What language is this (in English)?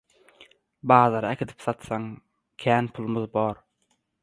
Turkmen